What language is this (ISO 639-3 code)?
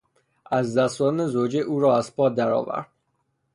fas